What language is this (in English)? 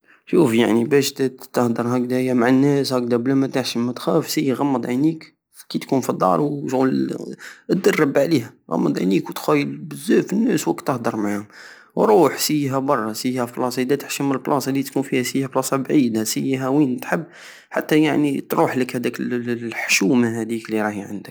Algerian Saharan Arabic